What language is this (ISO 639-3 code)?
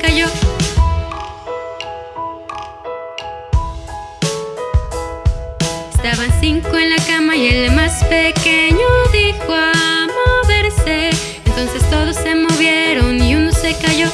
spa